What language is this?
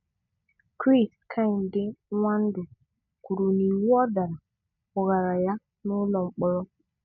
Igbo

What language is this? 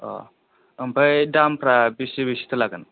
Bodo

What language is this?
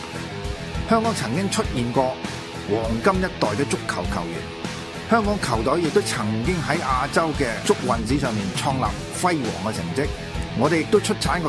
Chinese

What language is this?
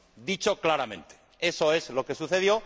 Spanish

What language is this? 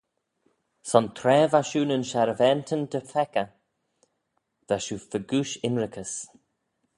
Manx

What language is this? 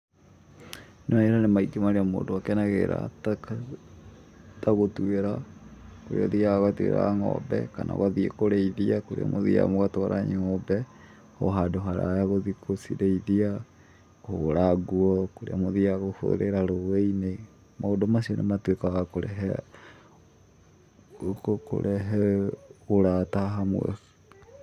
Kikuyu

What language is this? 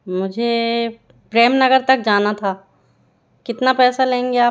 Hindi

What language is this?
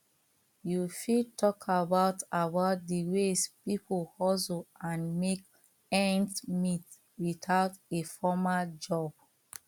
Nigerian Pidgin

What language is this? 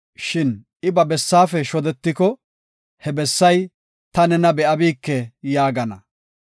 Gofa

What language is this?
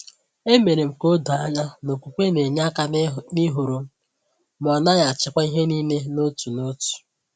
Igbo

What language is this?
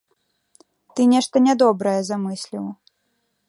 Belarusian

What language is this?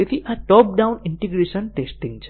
Gujarati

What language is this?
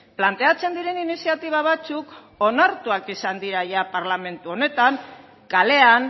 Basque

